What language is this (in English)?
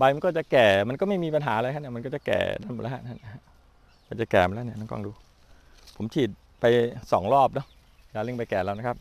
Thai